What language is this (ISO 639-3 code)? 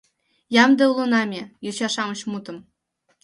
chm